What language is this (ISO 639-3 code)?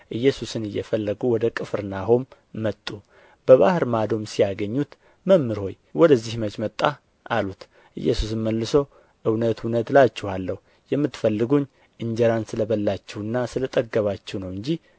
amh